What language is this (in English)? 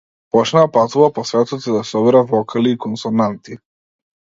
Macedonian